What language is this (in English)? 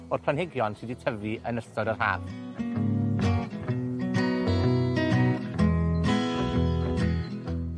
Welsh